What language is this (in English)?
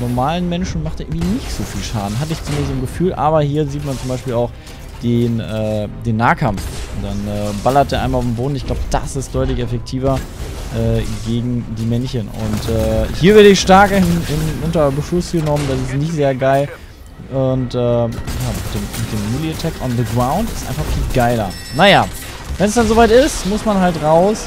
German